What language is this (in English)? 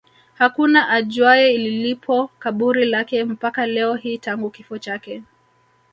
Swahili